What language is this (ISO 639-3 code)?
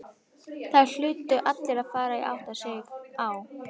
isl